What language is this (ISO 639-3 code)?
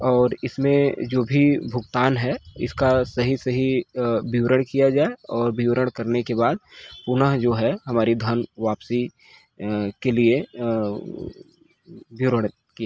hin